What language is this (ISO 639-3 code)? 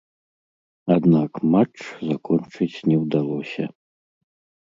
bel